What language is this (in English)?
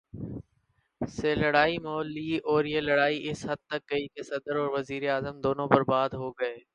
Urdu